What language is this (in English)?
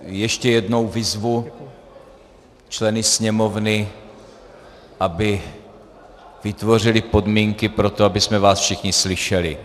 Czech